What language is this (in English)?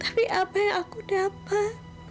Indonesian